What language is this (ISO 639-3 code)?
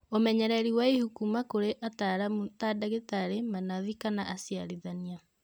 kik